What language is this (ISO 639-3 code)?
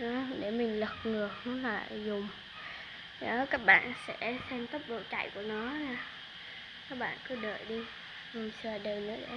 vie